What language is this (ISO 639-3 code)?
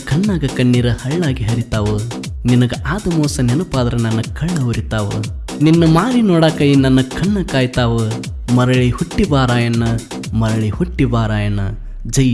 kan